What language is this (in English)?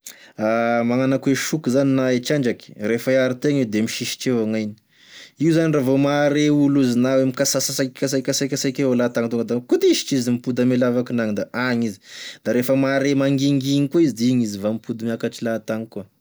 Tesaka Malagasy